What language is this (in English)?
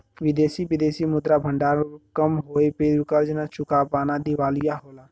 Bhojpuri